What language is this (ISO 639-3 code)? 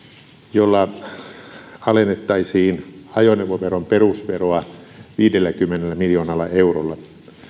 fin